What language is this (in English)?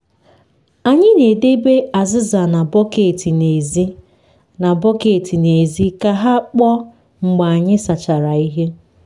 Igbo